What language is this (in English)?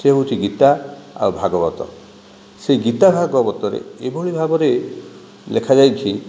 Odia